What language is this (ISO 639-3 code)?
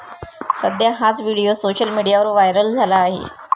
mar